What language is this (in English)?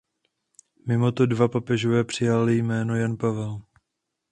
Czech